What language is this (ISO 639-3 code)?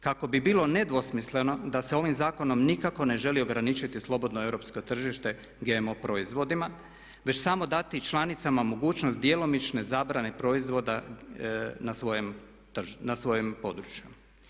hrv